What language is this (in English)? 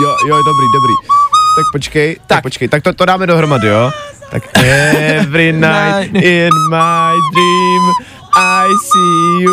Czech